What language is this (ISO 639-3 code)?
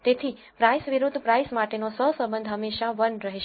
guj